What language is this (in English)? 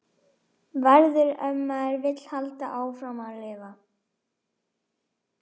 Icelandic